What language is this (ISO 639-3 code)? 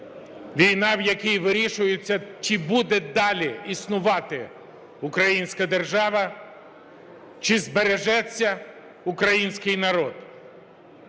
ukr